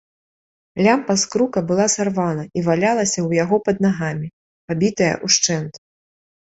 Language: Belarusian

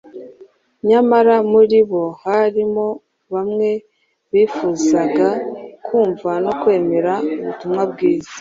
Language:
Kinyarwanda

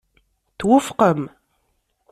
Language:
Kabyle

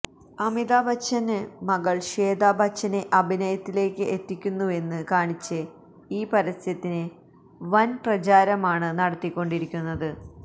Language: Malayalam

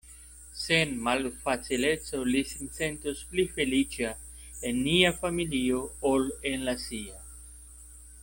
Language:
Esperanto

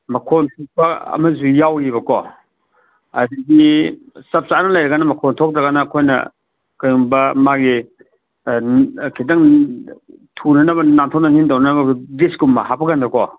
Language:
Manipuri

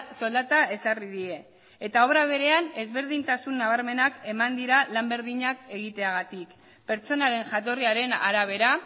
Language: Basque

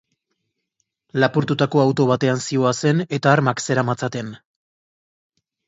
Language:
Basque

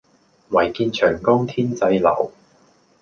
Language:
Cantonese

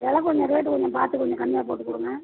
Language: Tamil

